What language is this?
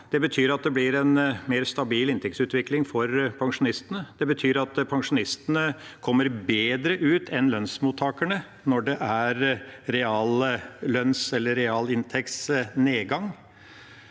Norwegian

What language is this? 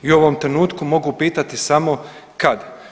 Croatian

